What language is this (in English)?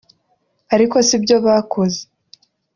Kinyarwanda